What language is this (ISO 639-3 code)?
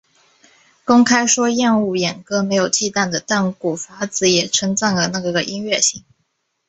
zho